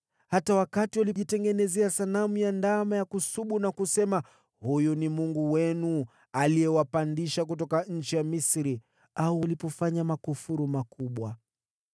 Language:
Swahili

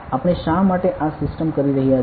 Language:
Gujarati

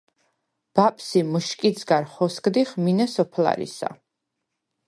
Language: Svan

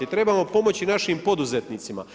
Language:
Croatian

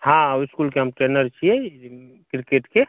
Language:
Maithili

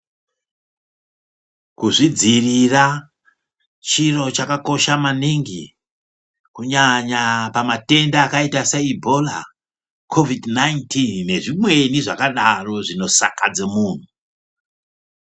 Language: Ndau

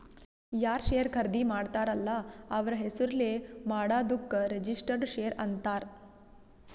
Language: Kannada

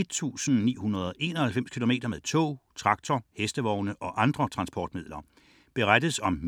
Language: Danish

